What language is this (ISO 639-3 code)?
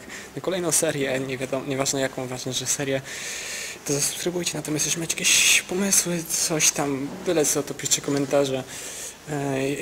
pol